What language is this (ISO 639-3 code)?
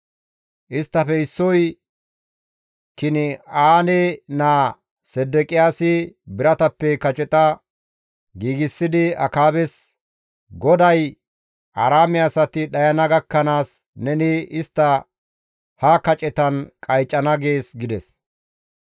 gmv